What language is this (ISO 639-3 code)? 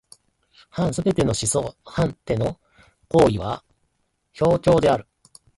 jpn